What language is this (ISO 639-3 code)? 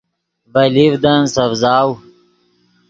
ydg